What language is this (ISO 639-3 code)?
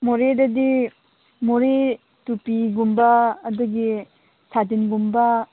mni